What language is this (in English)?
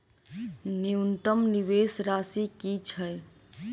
Maithili